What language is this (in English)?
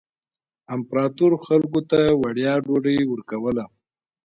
Pashto